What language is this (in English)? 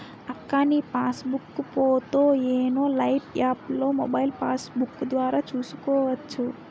Telugu